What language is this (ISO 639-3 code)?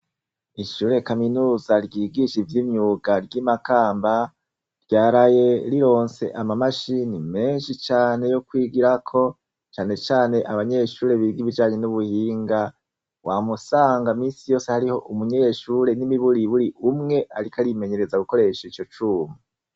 run